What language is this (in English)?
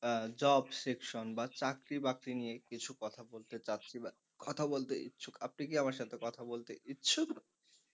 Bangla